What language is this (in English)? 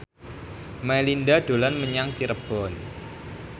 Javanese